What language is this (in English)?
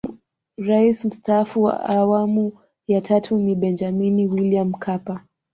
Swahili